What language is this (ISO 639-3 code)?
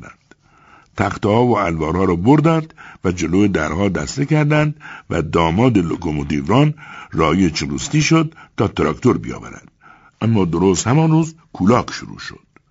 fas